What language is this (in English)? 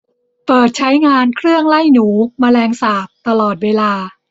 Thai